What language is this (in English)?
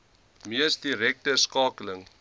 Afrikaans